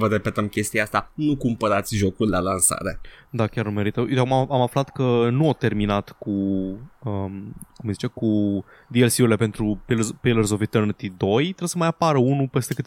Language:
Romanian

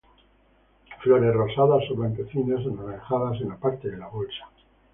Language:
Spanish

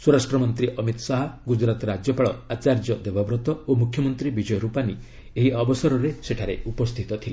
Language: Odia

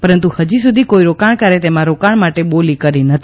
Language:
Gujarati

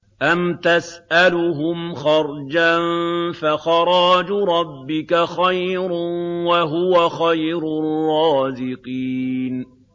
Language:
Arabic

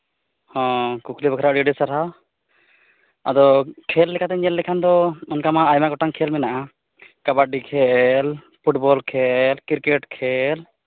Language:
Santali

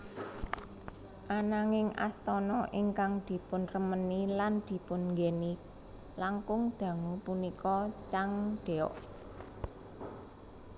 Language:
Javanese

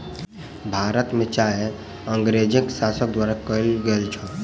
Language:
Maithili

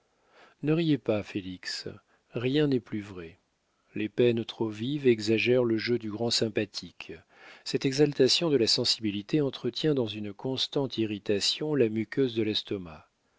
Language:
French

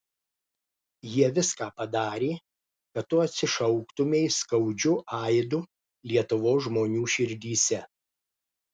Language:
Lithuanian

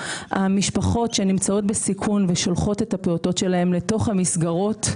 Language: Hebrew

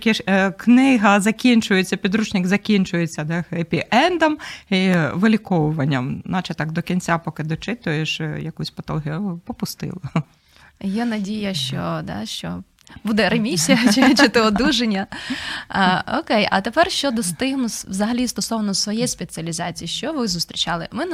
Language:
Ukrainian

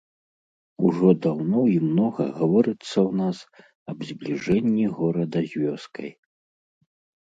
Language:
Belarusian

